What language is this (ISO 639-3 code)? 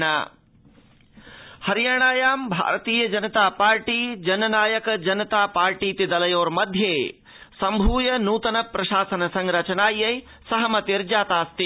san